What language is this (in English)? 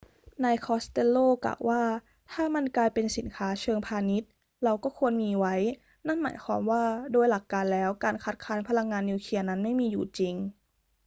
Thai